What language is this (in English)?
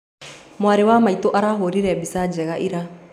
Kikuyu